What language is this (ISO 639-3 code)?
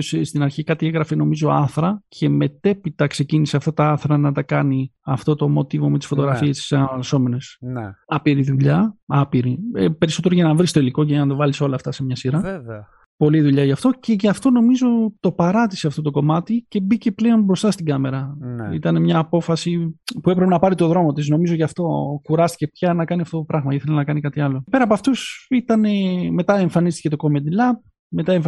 ell